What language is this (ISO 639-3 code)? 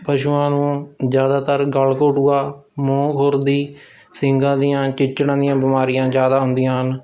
pan